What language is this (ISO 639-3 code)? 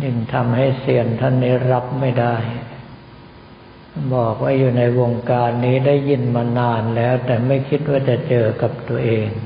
tha